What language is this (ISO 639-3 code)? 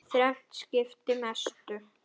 isl